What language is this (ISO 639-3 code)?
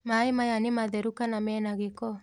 kik